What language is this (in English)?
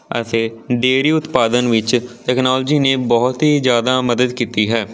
Punjabi